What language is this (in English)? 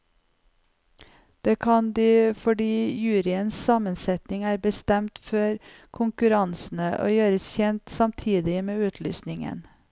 Norwegian